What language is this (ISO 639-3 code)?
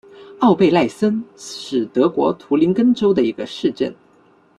zho